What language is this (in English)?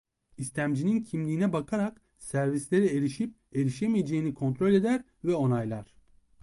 Turkish